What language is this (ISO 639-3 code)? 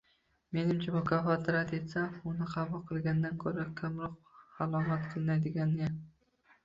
uzb